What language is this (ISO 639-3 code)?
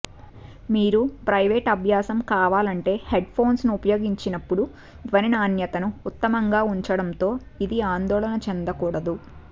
tel